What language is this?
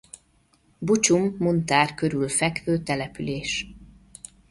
Hungarian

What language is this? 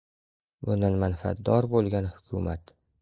Uzbek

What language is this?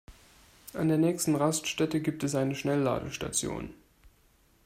German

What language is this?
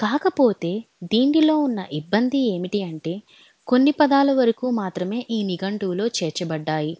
Telugu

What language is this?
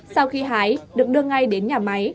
Vietnamese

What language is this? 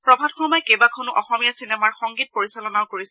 Assamese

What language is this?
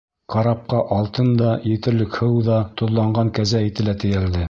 Bashkir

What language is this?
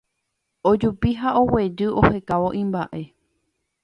Guarani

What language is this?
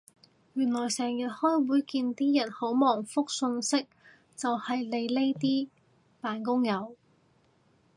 Cantonese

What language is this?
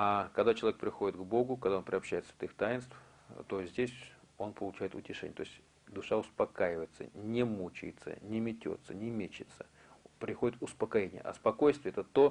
Russian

